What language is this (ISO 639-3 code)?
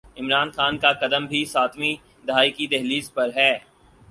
urd